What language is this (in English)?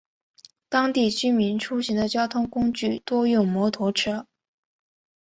Chinese